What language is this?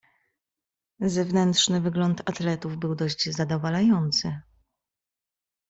Polish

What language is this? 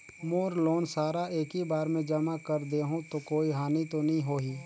Chhattisgarhi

